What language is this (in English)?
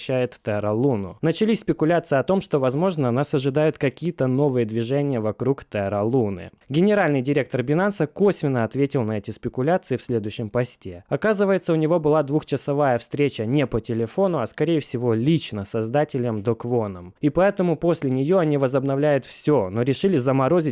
Russian